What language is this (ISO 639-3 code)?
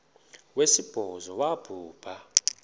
xho